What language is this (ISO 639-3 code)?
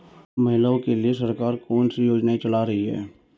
hin